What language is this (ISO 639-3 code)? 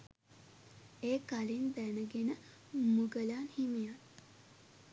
sin